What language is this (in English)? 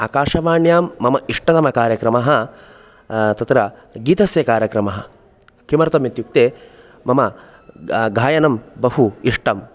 Sanskrit